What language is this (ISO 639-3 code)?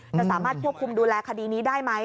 tha